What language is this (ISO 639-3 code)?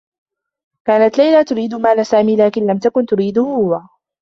ara